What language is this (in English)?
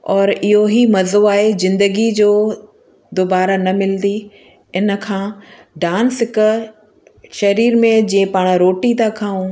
Sindhi